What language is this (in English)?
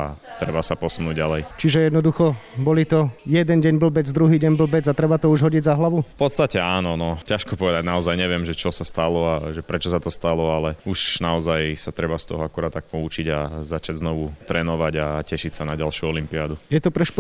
Slovak